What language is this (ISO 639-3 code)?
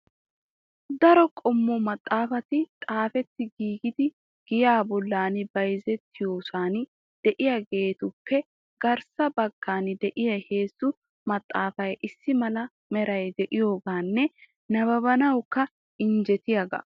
wal